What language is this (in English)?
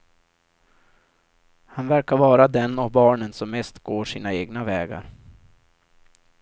Swedish